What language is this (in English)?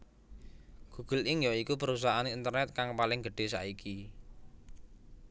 Javanese